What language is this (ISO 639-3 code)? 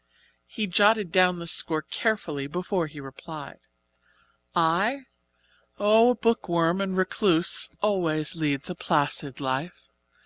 eng